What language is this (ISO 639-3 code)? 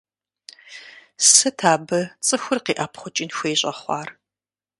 kbd